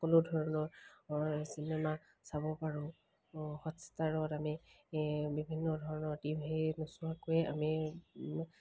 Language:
Assamese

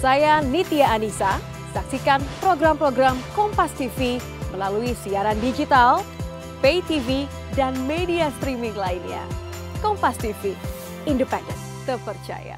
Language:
Indonesian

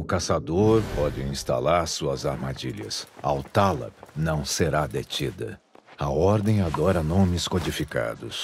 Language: Portuguese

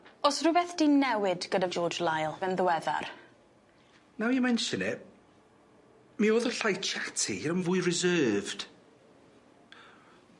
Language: Welsh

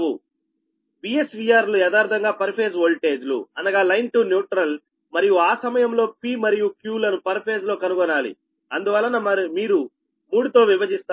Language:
Telugu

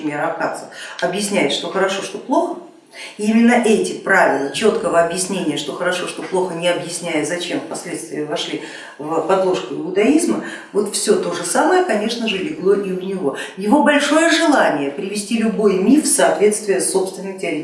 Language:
Russian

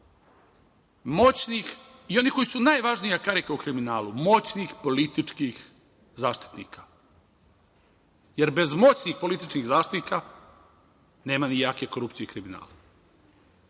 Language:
Serbian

